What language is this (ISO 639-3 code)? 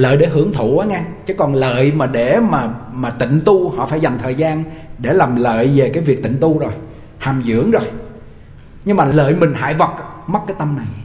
vie